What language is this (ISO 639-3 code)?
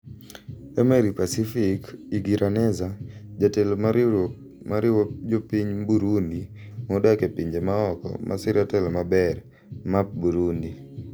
luo